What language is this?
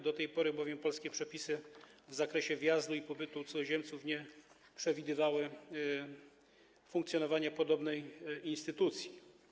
Polish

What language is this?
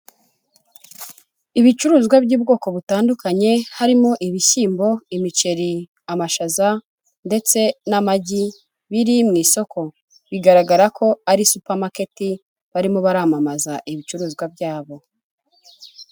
Kinyarwanda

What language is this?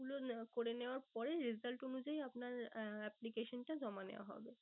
Bangla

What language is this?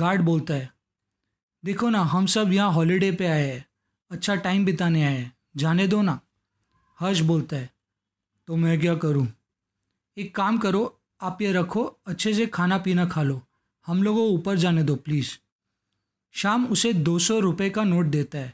Hindi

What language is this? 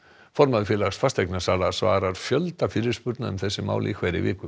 Icelandic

